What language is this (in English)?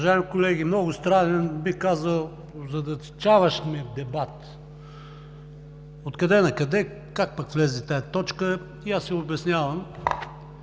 Bulgarian